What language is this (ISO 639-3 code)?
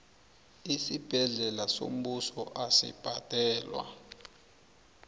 nbl